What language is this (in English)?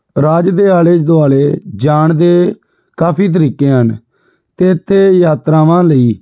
Punjabi